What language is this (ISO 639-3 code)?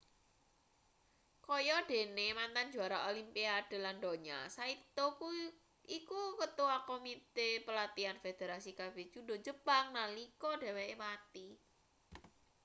jav